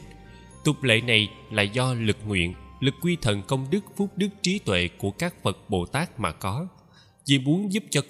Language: Vietnamese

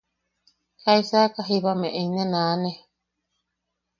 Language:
Yaqui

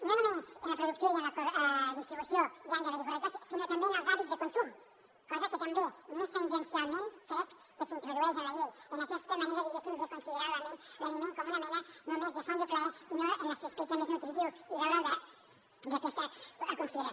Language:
Catalan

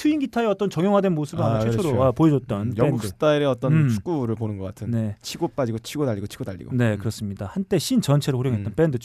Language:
Korean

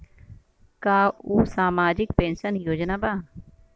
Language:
Bhojpuri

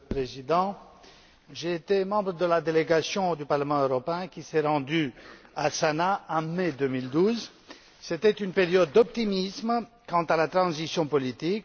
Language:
French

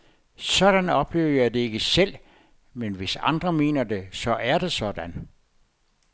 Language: Danish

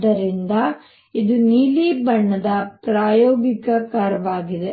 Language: Kannada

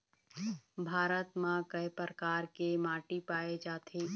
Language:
Chhattisgarhi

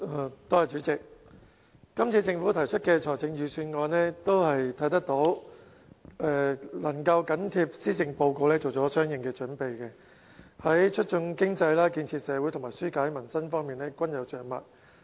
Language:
Cantonese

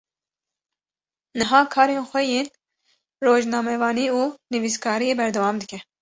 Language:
Kurdish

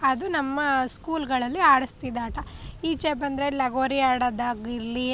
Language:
Kannada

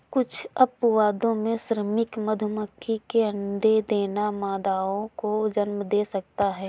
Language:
Hindi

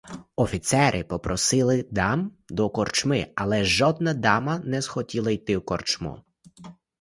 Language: Ukrainian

